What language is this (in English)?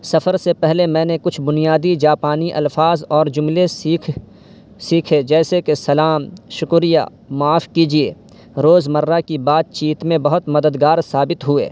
Urdu